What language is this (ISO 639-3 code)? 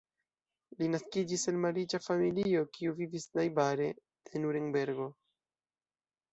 epo